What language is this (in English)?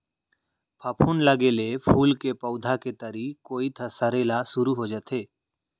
Chhattisgarhi